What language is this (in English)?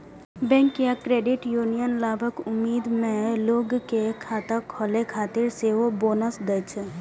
Maithili